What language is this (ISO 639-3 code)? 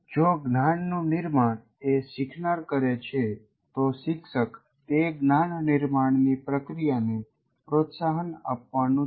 guj